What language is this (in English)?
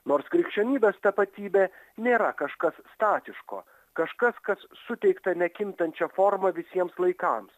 Lithuanian